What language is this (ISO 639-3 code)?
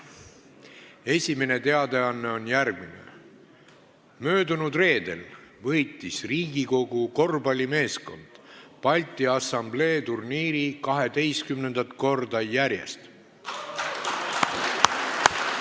est